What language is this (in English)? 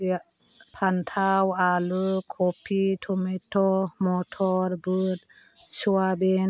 Bodo